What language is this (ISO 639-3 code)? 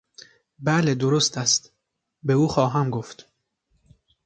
fas